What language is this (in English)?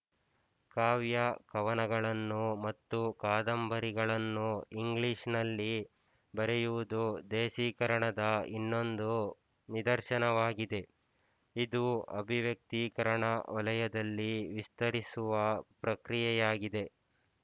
Kannada